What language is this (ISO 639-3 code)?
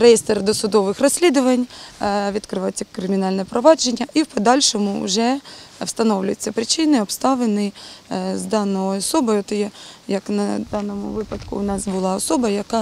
ukr